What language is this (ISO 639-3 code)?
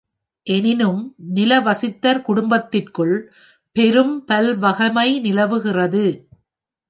tam